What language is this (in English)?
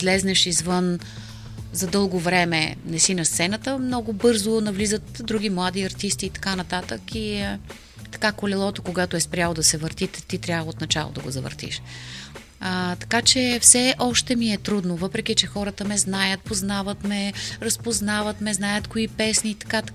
Bulgarian